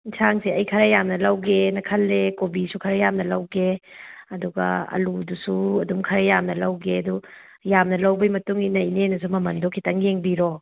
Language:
Manipuri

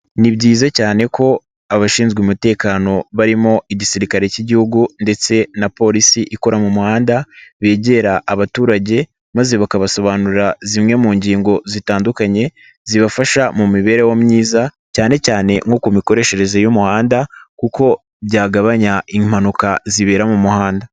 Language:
Kinyarwanda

